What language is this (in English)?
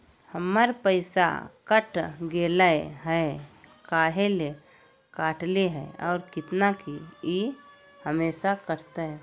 Magahi